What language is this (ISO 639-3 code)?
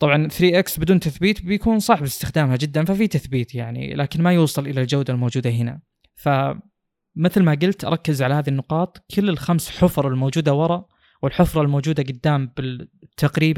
ara